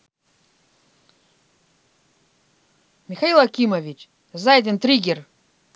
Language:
Russian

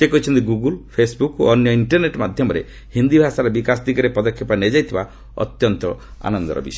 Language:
Odia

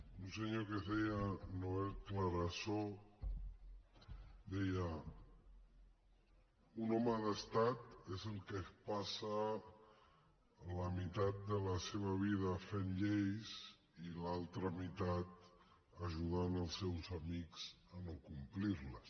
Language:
Catalan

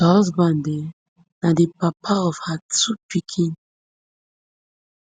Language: Nigerian Pidgin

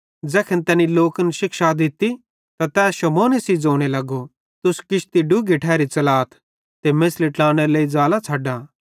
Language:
Bhadrawahi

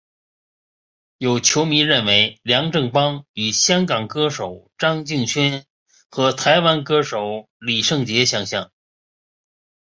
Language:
Chinese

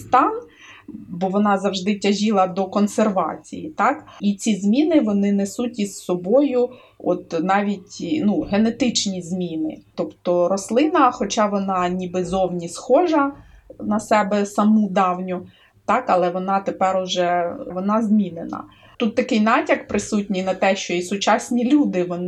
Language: Ukrainian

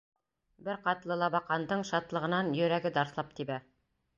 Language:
Bashkir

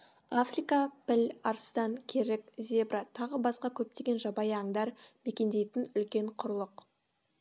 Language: Kazakh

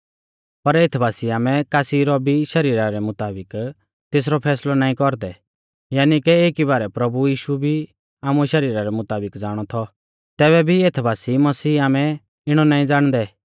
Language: Mahasu Pahari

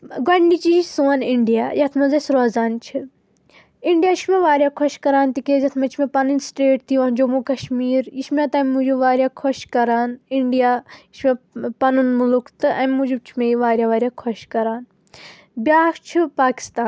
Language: Kashmiri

